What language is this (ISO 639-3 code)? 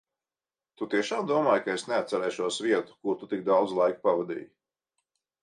lav